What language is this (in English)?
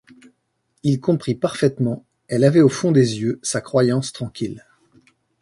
French